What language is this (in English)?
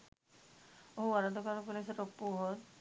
Sinhala